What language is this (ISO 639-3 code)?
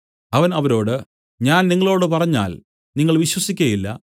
mal